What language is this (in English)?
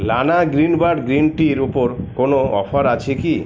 Bangla